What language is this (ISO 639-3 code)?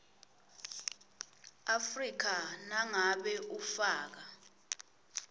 ssw